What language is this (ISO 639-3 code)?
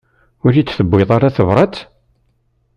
kab